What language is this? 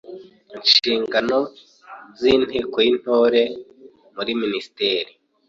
Kinyarwanda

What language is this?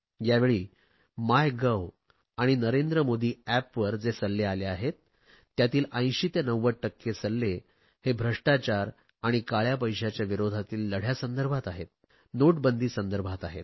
Marathi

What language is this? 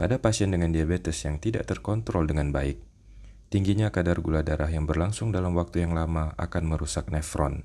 Indonesian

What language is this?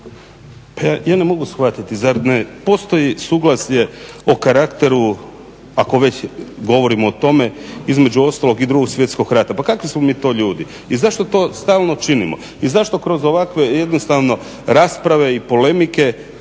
Croatian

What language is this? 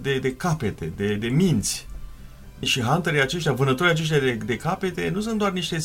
Romanian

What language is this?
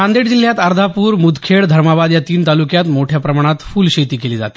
Marathi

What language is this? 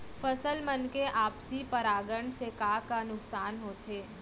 Chhattisgarhi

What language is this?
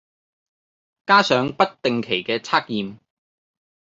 Cantonese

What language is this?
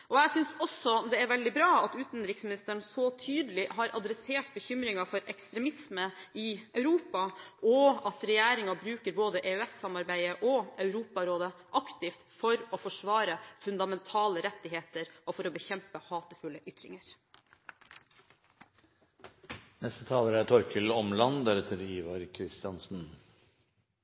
Norwegian Bokmål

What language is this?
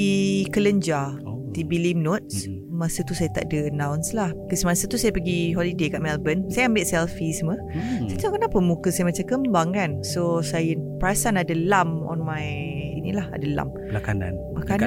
Malay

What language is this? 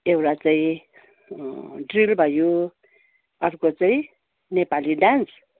Nepali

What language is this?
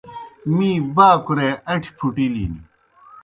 Kohistani Shina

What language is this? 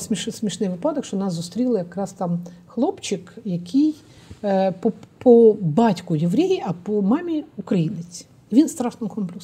Ukrainian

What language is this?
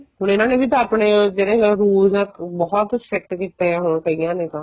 Punjabi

